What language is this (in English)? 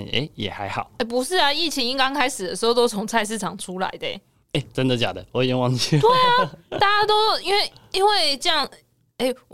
Chinese